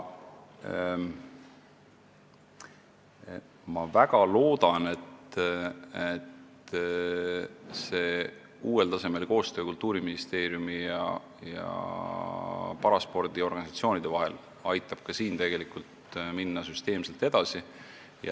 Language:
Estonian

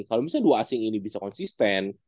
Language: Indonesian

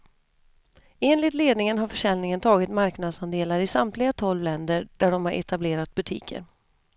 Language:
Swedish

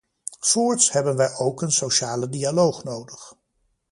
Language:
Dutch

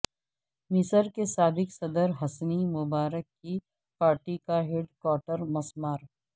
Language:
Urdu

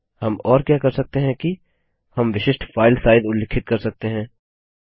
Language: Hindi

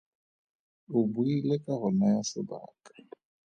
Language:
Tswana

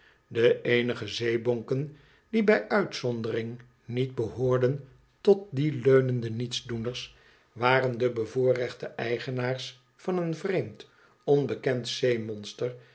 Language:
Dutch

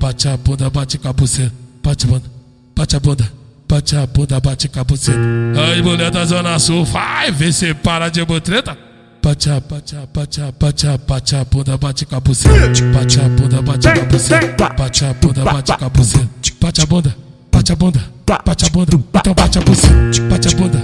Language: Portuguese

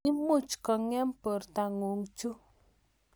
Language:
Kalenjin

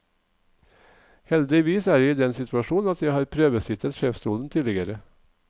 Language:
Norwegian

